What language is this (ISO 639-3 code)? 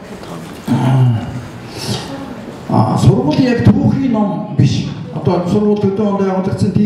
kor